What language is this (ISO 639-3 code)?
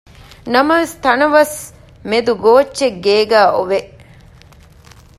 div